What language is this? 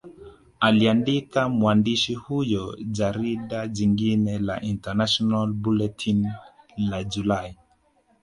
Swahili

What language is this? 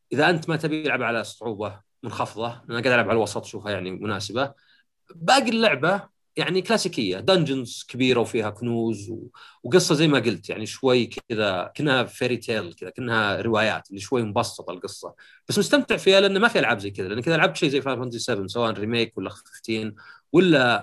Arabic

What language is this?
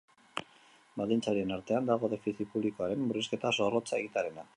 Basque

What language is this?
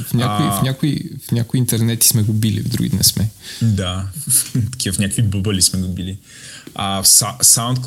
Bulgarian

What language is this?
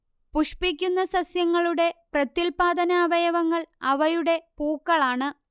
Malayalam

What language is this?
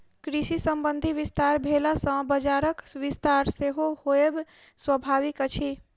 Maithili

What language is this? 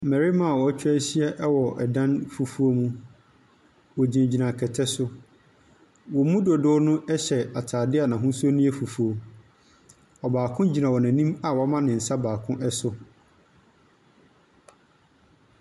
Akan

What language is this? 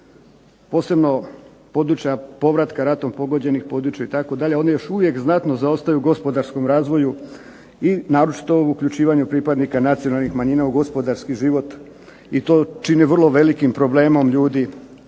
Croatian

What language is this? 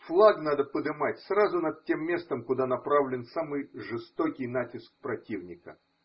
Russian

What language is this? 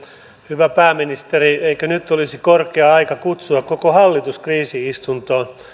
Finnish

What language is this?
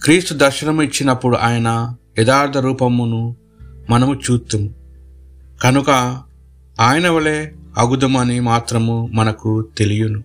Telugu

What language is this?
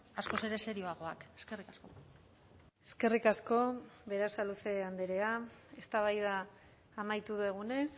Basque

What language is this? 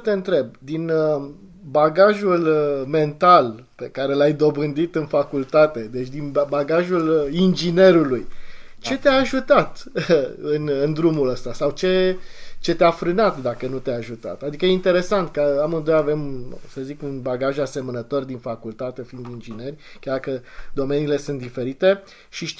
Romanian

